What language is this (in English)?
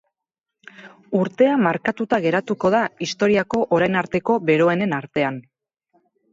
Basque